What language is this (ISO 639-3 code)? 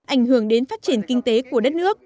vie